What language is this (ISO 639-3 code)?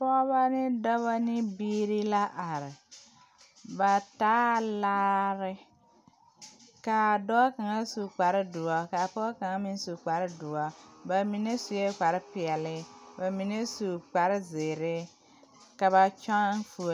dga